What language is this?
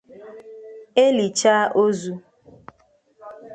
Igbo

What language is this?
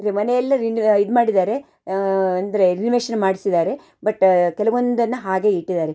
Kannada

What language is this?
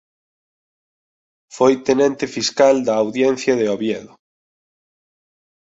Galician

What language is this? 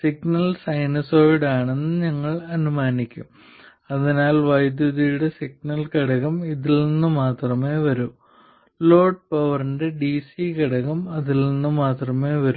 Malayalam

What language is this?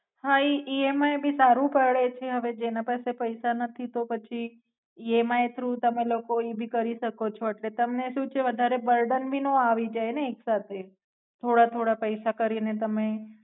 Gujarati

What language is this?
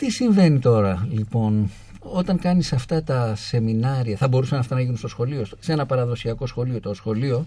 Greek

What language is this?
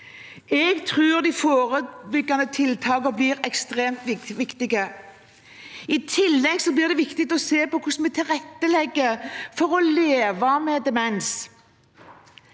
Norwegian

